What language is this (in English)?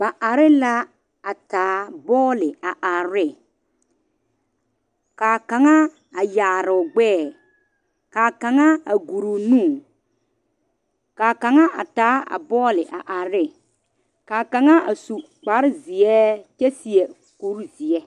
Southern Dagaare